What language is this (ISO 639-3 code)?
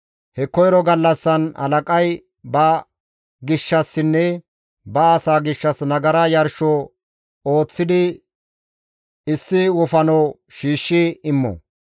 gmv